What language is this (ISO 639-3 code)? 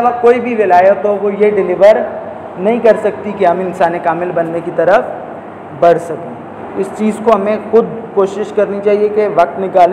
urd